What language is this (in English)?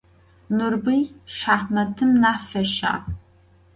Adyghe